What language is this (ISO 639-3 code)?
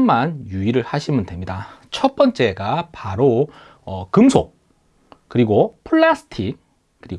kor